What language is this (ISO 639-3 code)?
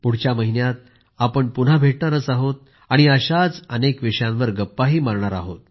mar